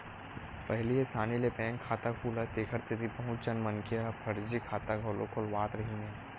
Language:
Chhattisgarhi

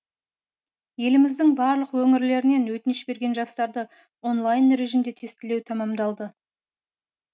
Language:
Kazakh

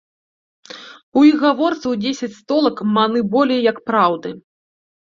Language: Belarusian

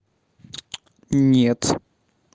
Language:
Russian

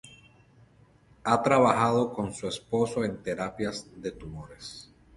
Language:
Spanish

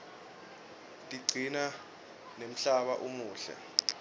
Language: Swati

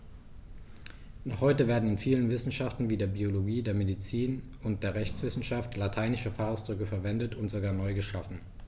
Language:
German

